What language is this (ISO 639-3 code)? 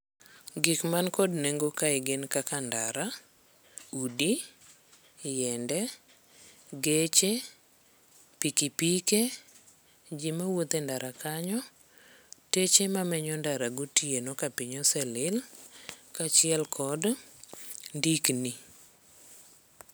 luo